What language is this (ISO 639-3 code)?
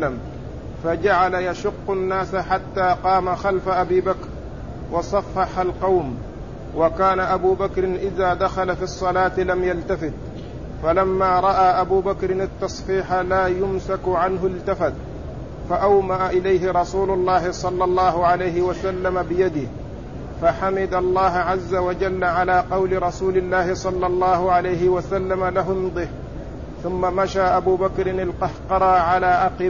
ara